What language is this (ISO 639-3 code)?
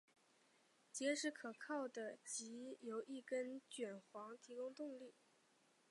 zho